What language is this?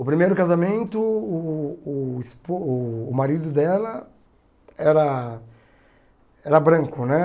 Portuguese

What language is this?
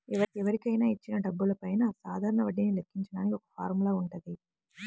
Telugu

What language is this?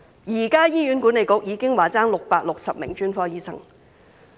Cantonese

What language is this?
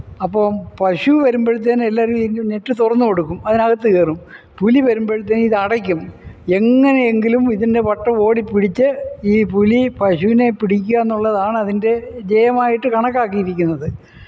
Malayalam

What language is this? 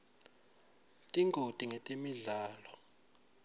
Swati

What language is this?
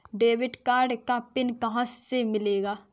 Hindi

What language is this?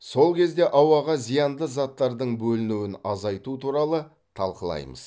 Kazakh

